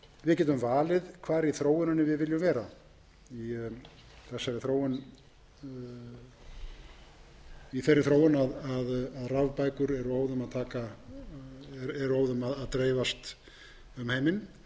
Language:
Icelandic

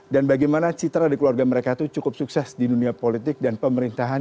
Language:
Indonesian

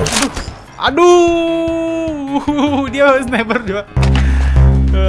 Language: Indonesian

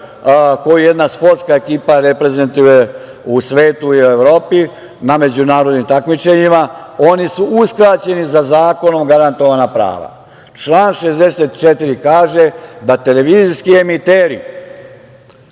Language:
Serbian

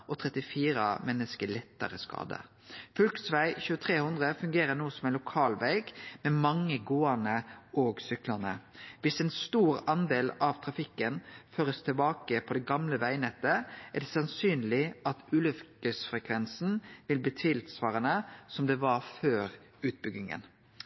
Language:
Norwegian Nynorsk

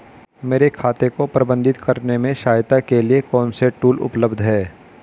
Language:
Hindi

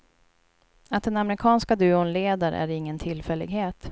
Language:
Swedish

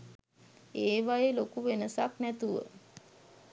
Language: Sinhala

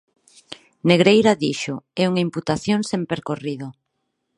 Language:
Galician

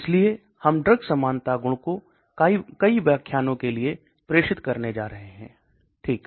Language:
Hindi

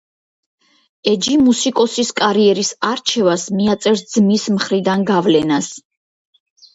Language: Georgian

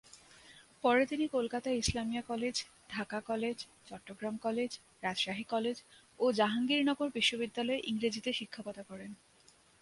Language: Bangla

